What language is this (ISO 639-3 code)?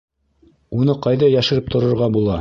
bak